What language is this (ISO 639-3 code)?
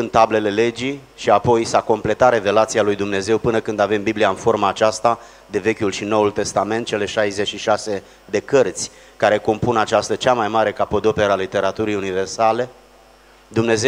ron